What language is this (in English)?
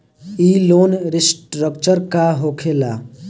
Bhojpuri